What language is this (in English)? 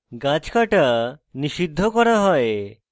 Bangla